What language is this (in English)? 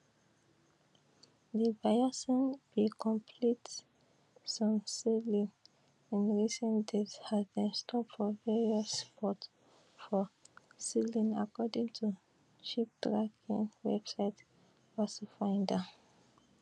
Nigerian Pidgin